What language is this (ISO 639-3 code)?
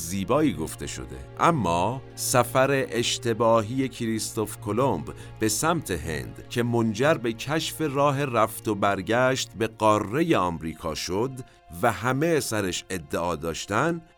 fas